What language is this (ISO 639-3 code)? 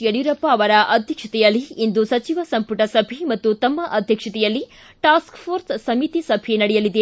kan